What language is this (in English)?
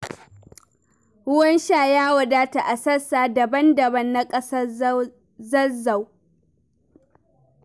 Hausa